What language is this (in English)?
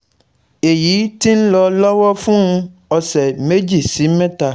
Yoruba